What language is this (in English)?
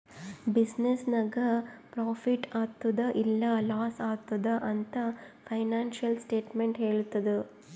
Kannada